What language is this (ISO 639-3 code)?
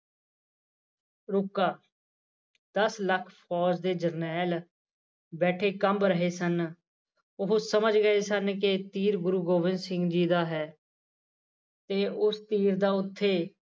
pan